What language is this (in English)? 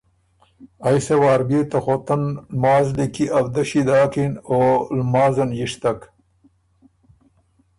Ormuri